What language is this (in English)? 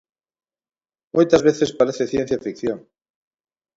Galician